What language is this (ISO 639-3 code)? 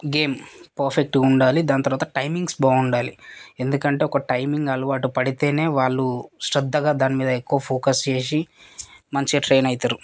tel